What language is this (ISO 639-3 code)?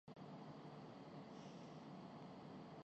urd